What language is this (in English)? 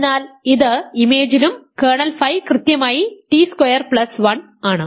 Malayalam